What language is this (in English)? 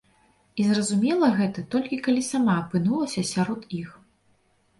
Belarusian